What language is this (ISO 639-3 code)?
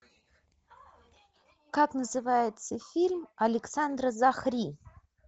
rus